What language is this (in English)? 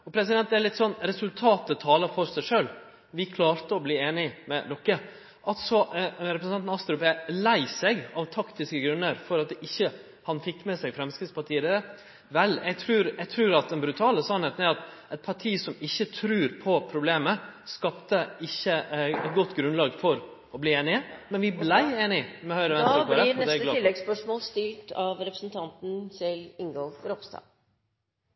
Norwegian